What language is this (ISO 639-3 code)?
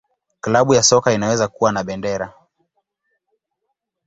swa